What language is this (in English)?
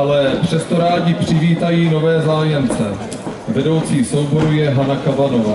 Czech